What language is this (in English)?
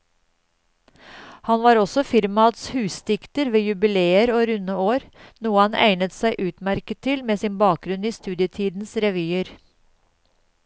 Norwegian